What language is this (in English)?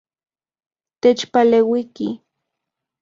Central Puebla Nahuatl